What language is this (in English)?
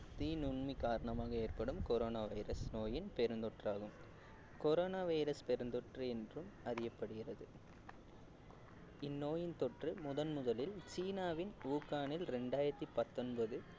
Tamil